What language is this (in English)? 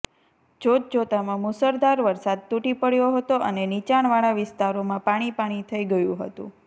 Gujarati